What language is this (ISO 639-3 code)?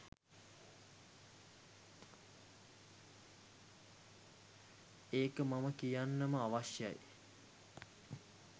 sin